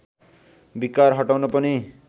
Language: Nepali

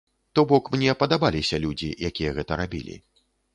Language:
Belarusian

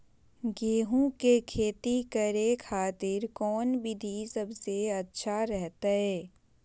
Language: Magahi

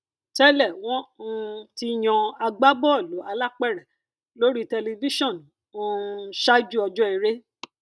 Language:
Yoruba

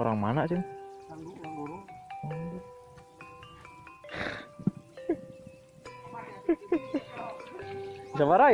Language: Indonesian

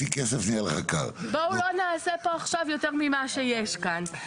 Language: Hebrew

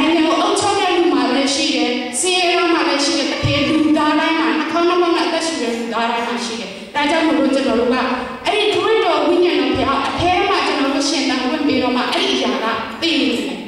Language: Romanian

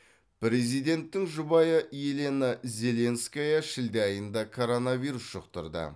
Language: Kazakh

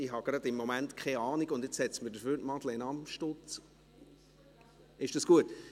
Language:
Swiss German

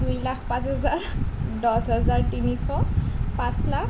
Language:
Assamese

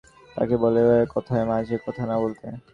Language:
Bangla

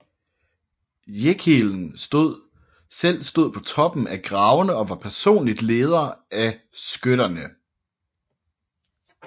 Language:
Danish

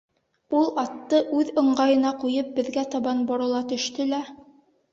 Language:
Bashkir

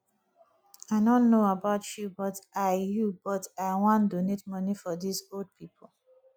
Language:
Nigerian Pidgin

